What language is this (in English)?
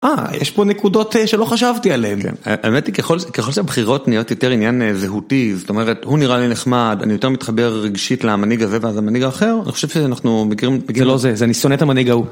Hebrew